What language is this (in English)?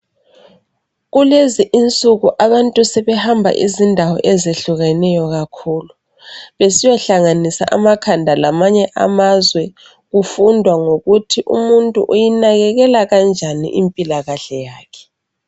North Ndebele